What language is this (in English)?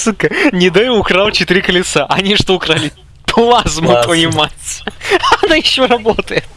Russian